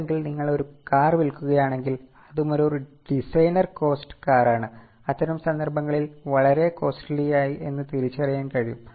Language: Malayalam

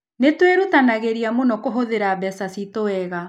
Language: Kikuyu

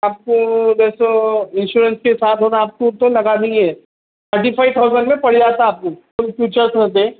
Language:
Urdu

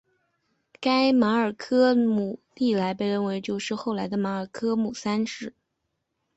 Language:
Chinese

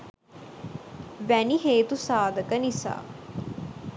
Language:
Sinhala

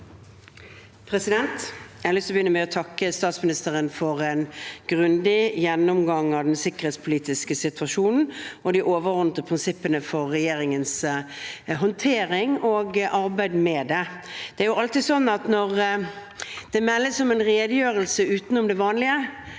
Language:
Norwegian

